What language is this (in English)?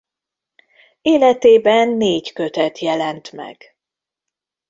Hungarian